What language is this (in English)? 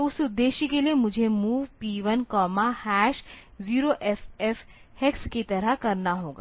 Hindi